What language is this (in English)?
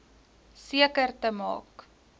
Afrikaans